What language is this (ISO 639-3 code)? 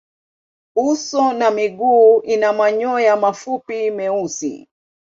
swa